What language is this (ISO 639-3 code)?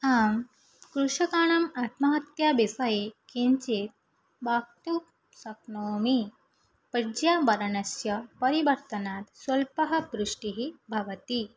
san